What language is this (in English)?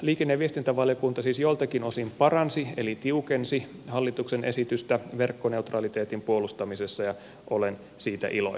Finnish